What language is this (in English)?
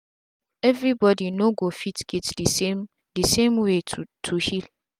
Nigerian Pidgin